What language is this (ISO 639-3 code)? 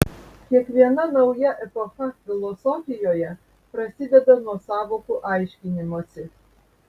lit